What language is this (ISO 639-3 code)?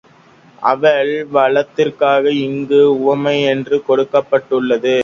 tam